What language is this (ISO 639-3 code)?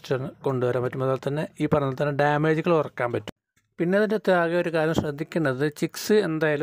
ron